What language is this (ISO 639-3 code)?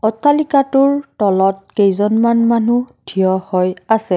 asm